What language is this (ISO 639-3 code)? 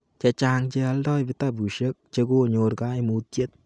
kln